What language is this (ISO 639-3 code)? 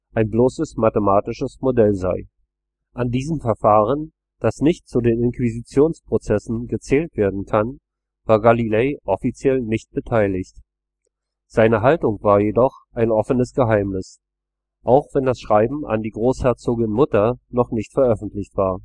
deu